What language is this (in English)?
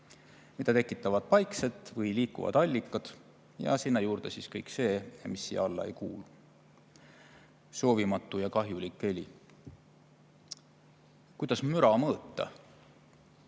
Estonian